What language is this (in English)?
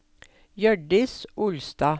Norwegian